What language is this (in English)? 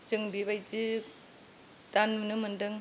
Bodo